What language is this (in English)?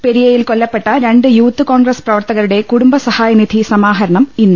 Malayalam